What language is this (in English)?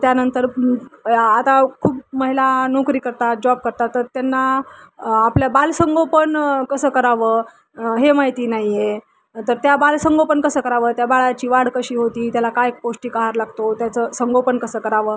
Marathi